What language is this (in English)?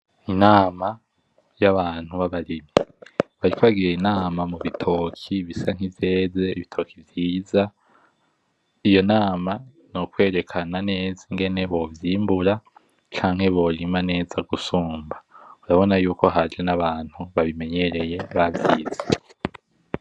Rundi